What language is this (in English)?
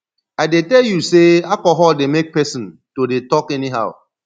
Nigerian Pidgin